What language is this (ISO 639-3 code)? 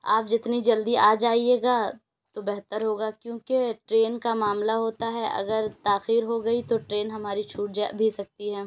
urd